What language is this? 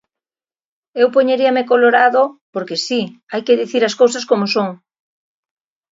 Galician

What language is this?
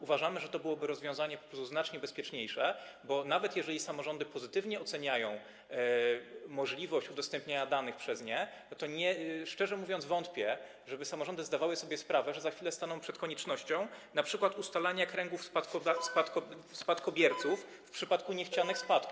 Polish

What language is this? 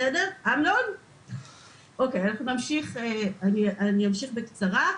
Hebrew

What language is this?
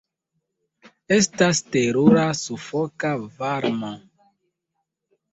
Esperanto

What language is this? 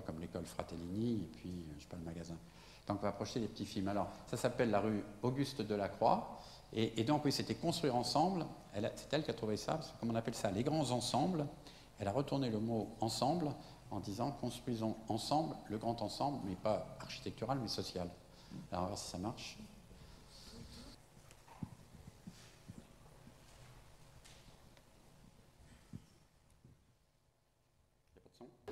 French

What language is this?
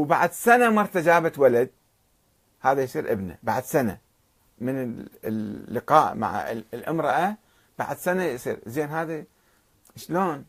Arabic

